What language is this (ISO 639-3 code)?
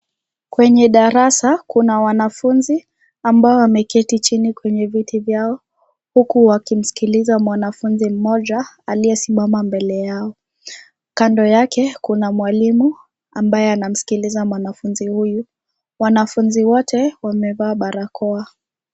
swa